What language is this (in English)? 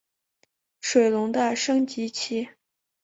Chinese